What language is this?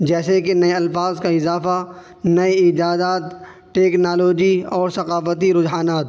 Urdu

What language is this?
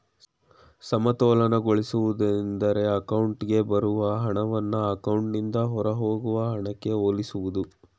Kannada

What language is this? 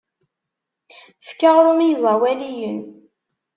Kabyle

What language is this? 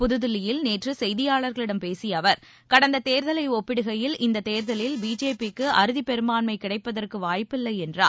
Tamil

